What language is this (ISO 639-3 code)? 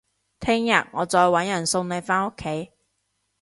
yue